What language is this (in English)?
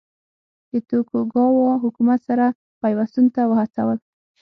Pashto